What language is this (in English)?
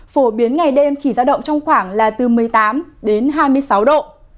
Vietnamese